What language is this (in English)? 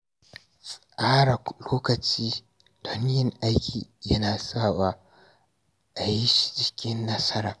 Hausa